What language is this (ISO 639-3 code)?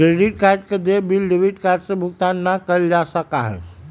mag